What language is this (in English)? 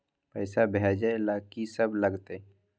Maithili